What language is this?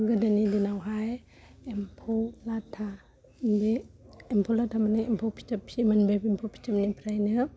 Bodo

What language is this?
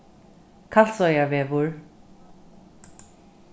Faroese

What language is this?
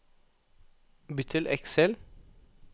Norwegian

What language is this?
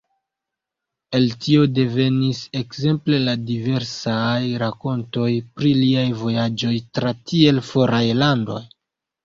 Esperanto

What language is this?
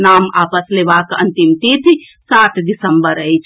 Maithili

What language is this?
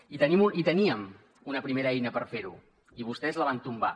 Catalan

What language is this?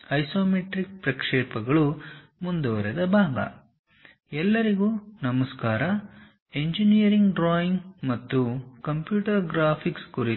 Kannada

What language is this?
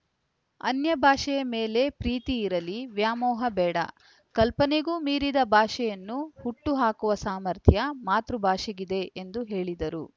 Kannada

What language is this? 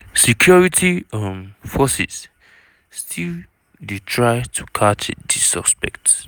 Nigerian Pidgin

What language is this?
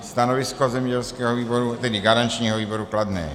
Czech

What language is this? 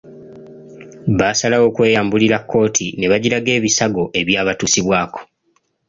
Ganda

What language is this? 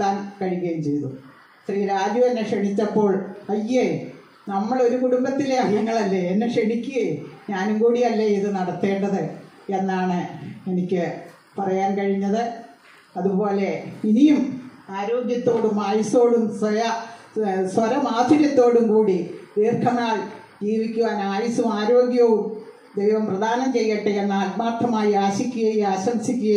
Arabic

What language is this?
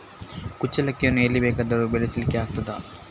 Kannada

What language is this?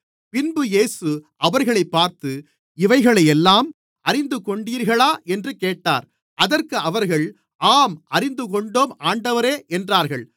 Tamil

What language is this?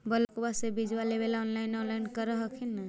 Magahi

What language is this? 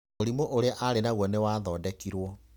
Kikuyu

